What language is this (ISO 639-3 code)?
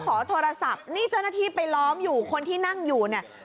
tha